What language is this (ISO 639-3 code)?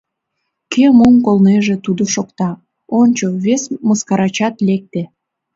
chm